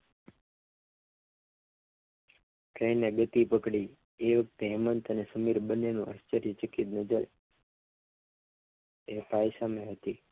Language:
Gujarati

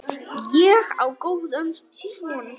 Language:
Icelandic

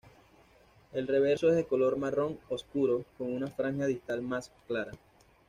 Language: Spanish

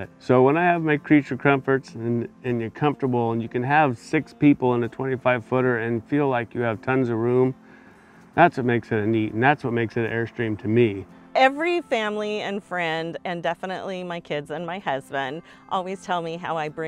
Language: English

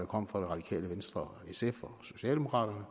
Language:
Danish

